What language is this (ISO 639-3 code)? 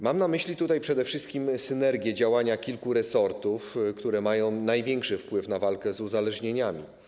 pol